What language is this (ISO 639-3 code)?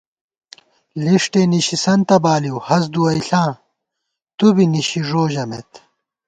gwt